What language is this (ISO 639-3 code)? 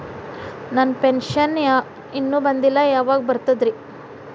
kan